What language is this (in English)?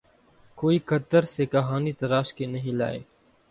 Urdu